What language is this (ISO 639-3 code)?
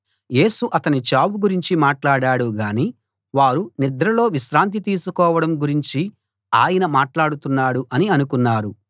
tel